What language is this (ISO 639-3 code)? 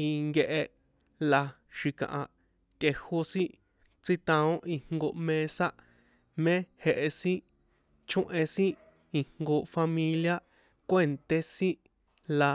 poe